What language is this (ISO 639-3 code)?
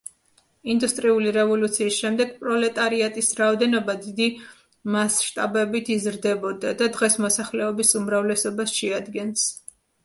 kat